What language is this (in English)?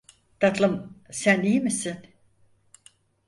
Turkish